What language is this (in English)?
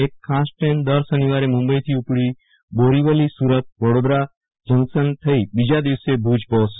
Gujarati